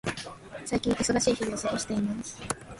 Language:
Japanese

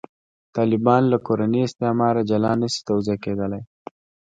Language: Pashto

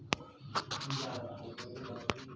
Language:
Maithili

